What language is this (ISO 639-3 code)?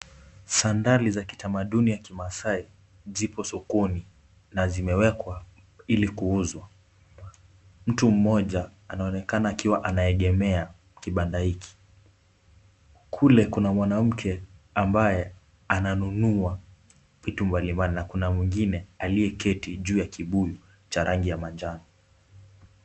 swa